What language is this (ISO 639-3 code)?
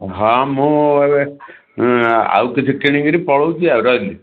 ori